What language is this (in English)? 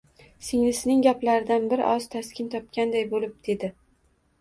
Uzbek